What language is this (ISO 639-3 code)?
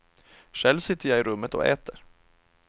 swe